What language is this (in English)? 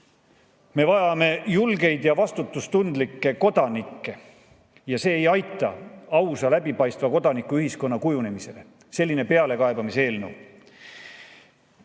Estonian